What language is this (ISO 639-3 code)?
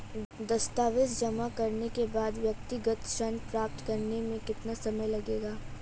hin